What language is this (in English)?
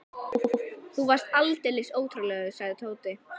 Icelandic